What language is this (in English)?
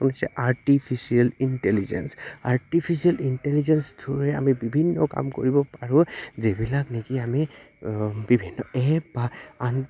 Assamese